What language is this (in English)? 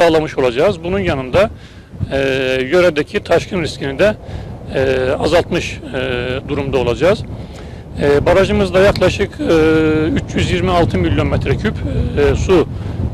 Turkish